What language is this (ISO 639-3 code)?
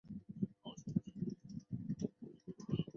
zho